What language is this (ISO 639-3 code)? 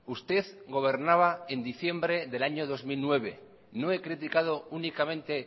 spa